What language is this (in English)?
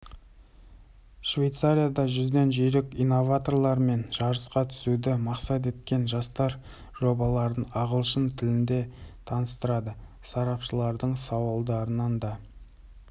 Kazakh